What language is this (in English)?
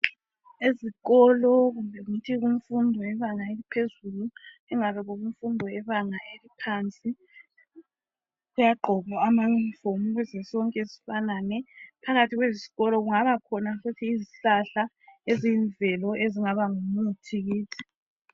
North Ndebele